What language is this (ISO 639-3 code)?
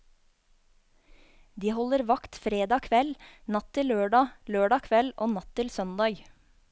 nor